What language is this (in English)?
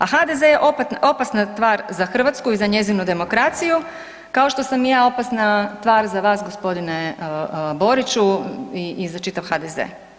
Croatian